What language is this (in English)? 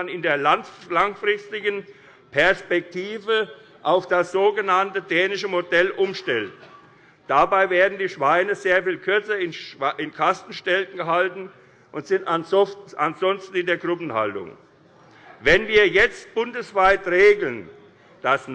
German